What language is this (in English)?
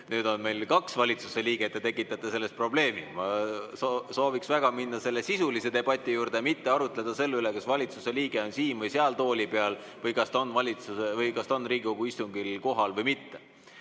Estonian